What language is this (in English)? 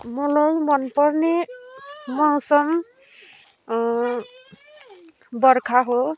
Nepali